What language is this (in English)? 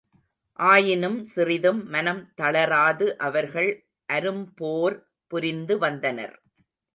Tamil